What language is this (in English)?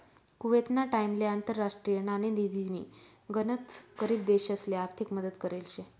Marathi